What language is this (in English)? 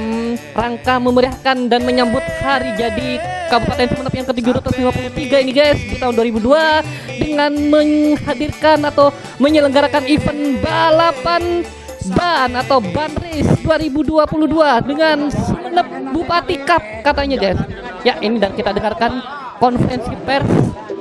Indonesian